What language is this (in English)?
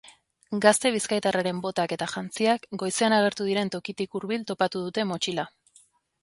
Basque